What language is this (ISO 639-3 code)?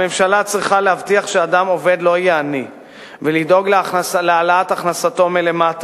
heb